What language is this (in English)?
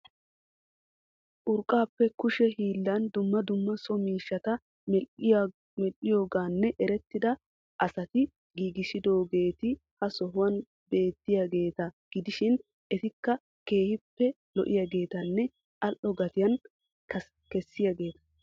Wolaytta